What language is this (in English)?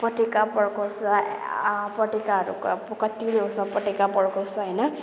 Nepali